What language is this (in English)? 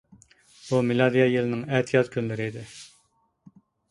Uyghur